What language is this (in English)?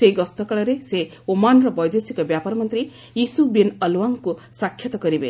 Odia